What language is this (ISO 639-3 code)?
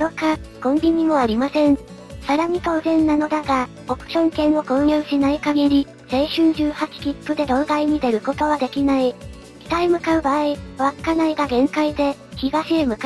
jpn